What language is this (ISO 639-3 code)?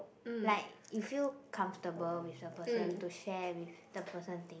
eng